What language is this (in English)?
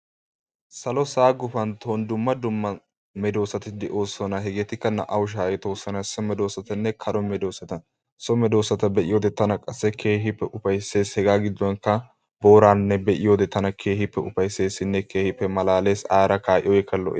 Wolaytta